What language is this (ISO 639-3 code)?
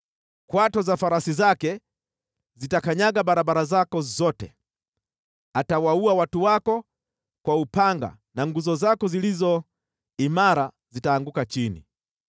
swa